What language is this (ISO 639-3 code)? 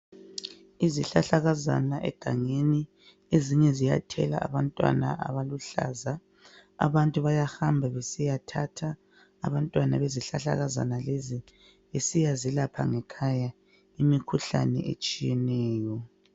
nde